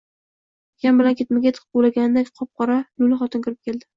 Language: Uzbek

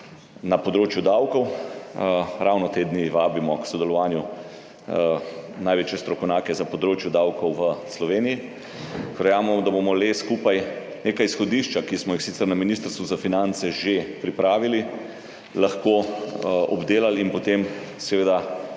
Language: Slovenian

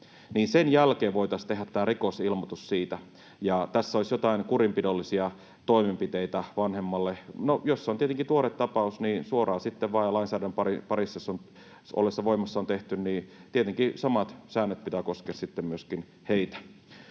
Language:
Finnish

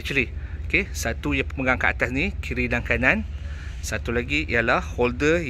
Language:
Malay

